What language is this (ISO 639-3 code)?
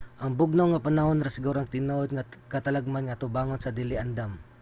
ceb